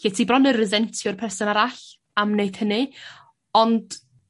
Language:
Welsh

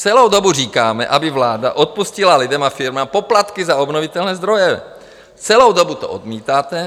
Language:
Czech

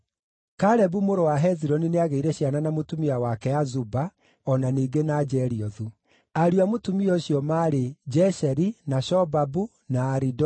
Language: Kikuyu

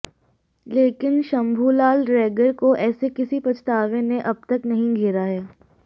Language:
Hindi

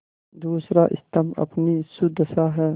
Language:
Hindi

